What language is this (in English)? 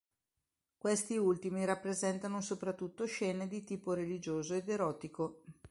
Italian